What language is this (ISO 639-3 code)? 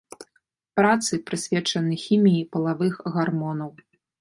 bel